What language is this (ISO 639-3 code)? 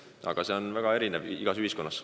est